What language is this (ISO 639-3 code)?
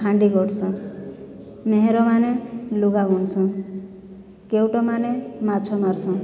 ori